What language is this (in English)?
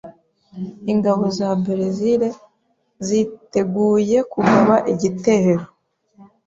Kinyarwanda